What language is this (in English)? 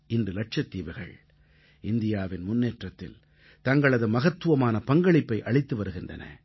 Tamil